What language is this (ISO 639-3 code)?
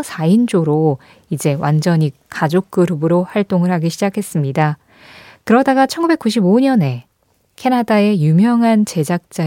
kor